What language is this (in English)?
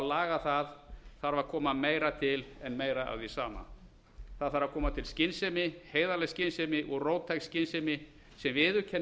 Icelandic